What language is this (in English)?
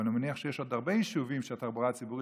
Hebrew